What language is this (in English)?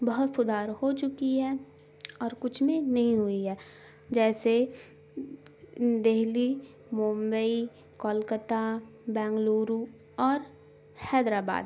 Urdu